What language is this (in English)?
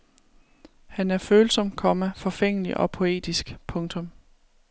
Danish